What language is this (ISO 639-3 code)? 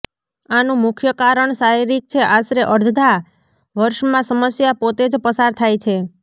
guj